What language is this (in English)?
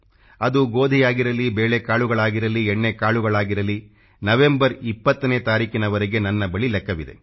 Kannada